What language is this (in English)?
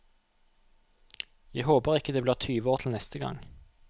Norwegian